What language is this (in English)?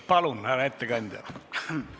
Estonian